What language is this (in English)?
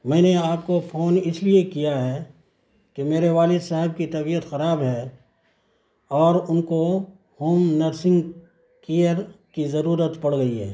Urdu